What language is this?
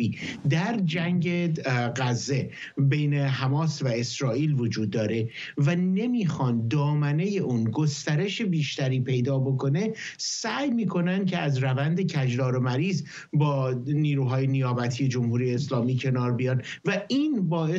Persian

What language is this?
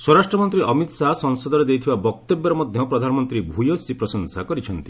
Odia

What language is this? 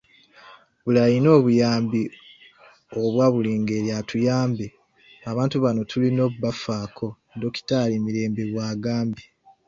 Ganda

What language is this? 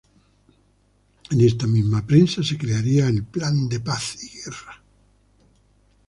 Spanish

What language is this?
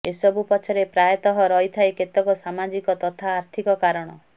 Odia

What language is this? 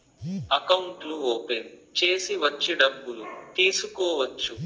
Telugu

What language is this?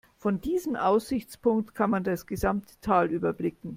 German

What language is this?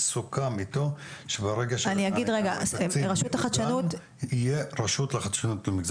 Hebrew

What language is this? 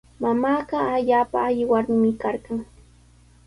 Sihuas Ancash Quechua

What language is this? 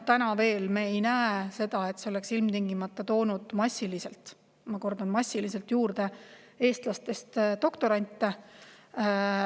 Estonian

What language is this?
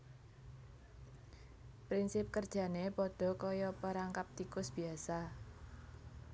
Javanese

